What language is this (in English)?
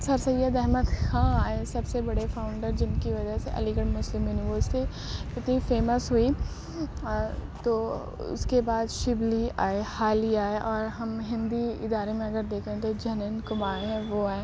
Urdu